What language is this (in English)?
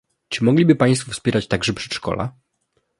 Polish